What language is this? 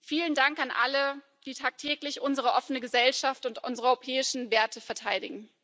German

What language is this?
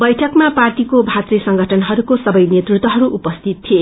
Nepali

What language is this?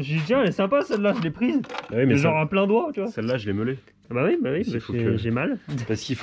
French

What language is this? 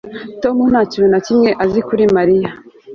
Kinyarwanda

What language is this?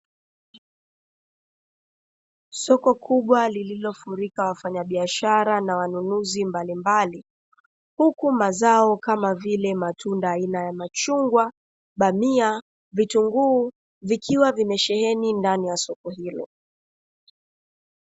Swahili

